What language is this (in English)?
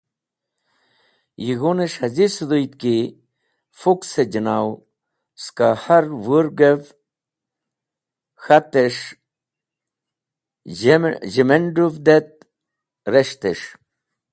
Wakhi